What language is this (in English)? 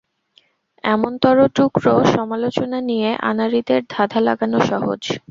Bangla